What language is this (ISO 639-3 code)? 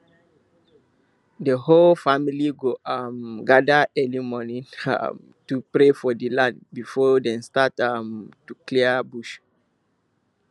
pcm